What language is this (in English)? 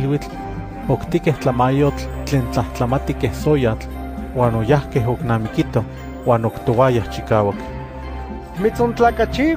Greek